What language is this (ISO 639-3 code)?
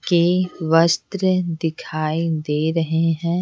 hin